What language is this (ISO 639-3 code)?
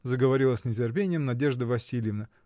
rus